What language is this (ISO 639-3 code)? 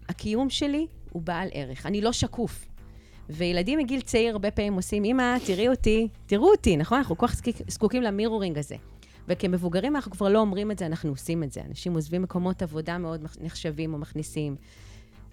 heb